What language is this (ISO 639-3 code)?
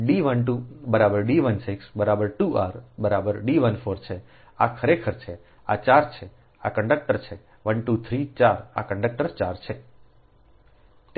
guj